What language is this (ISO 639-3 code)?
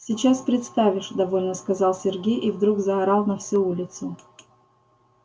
rus